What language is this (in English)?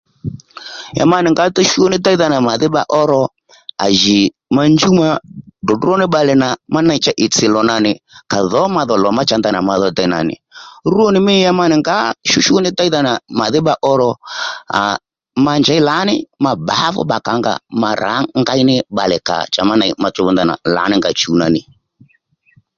Lendu